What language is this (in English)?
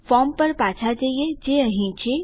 Gujarati